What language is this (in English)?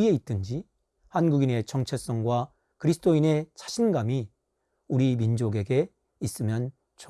Korean